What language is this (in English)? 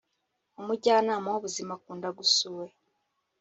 Kinyarwanda